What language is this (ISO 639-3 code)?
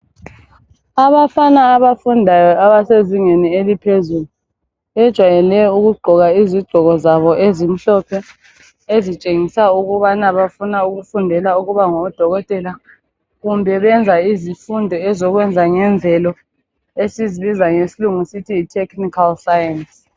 nde